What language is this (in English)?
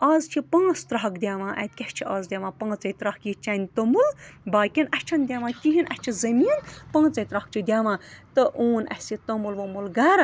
Kashmiri